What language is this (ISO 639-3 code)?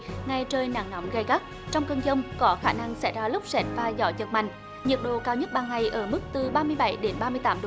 vie